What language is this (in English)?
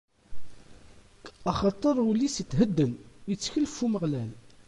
Kabyle